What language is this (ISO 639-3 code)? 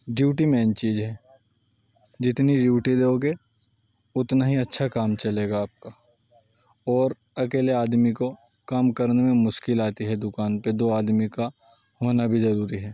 urd